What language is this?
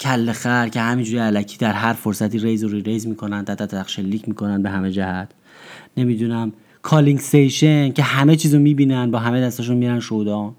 Persian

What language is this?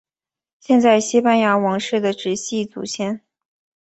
Chinese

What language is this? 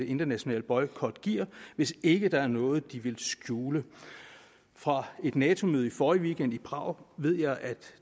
Danish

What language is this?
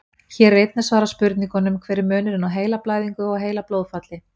Icelandic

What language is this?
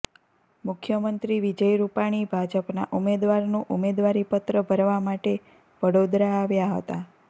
Gujarati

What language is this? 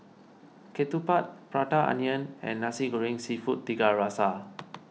English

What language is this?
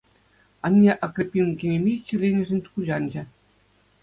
Chuvash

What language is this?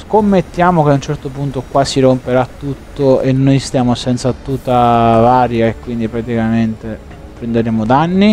Italian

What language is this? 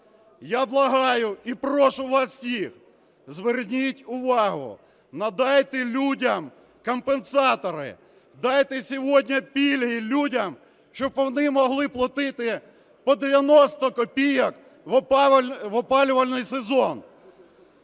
Ukrainian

